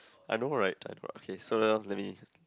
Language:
English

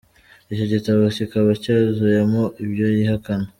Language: Kinyarwanda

